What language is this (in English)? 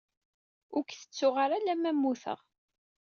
Kabyle